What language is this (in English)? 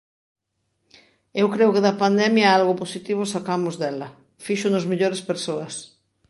Galician